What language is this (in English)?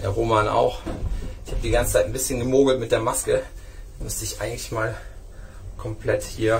German